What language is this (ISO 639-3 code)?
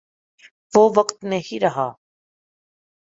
urd